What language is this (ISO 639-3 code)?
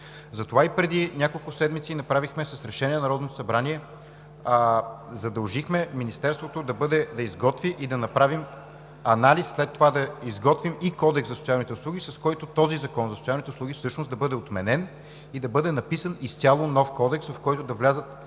bul